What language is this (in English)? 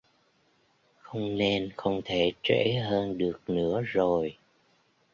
Vietnamese